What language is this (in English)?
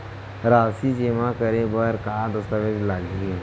Chhattisgarhi